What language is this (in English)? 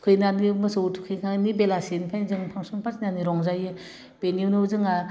Bodo